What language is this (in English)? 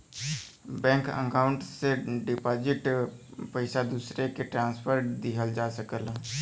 Bhojpuri